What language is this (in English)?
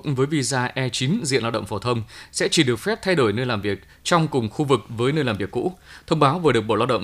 Vietnamese